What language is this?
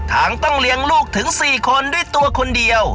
Thai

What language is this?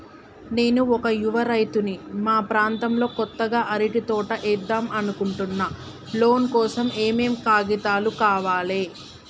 Telugu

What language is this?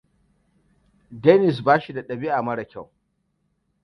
Hausa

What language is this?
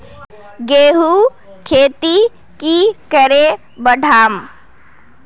Magahi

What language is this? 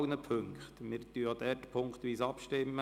Swiss German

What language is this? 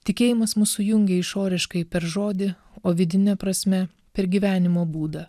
Lithuanian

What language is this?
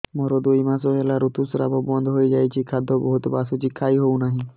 Odia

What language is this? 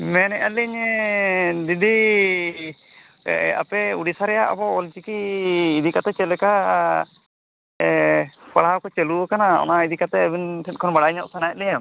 Santali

